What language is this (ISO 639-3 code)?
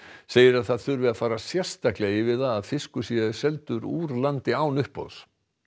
isl